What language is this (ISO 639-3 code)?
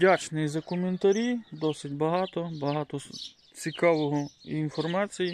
ukr